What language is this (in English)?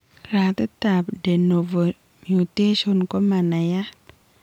Kalenjin